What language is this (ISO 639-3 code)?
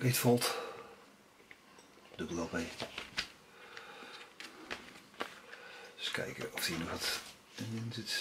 nld